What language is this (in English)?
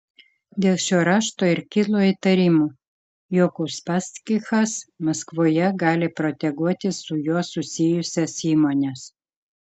Lithuanian